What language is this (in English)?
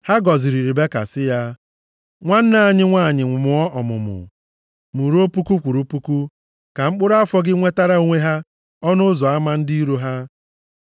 Igbo